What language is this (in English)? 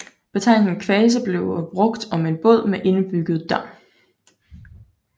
Danish